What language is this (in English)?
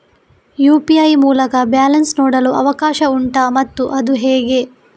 Kannada